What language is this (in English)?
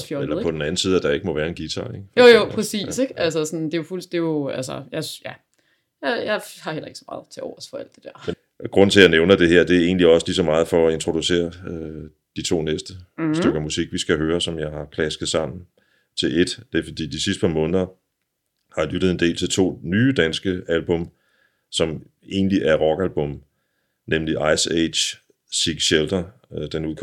Danish